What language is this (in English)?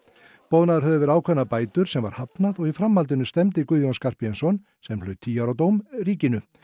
Icelandic